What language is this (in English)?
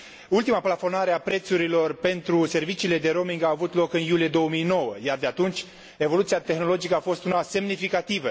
Romanian